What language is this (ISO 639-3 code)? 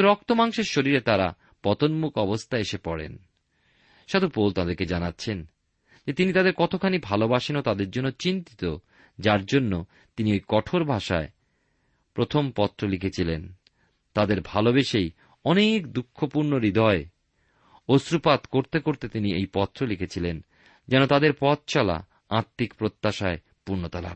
ben